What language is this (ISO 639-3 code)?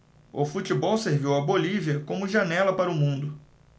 por